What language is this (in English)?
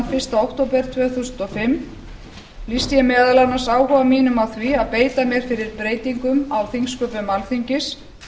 Icelandic